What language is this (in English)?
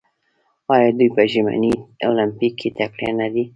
Pashto